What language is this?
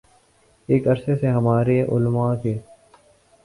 Urdu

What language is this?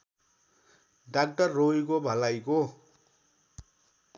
Nepali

